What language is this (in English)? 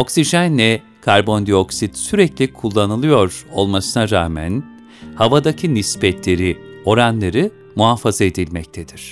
Turkish